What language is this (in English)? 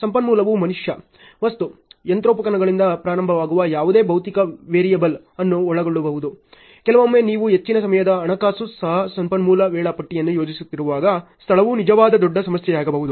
Kannada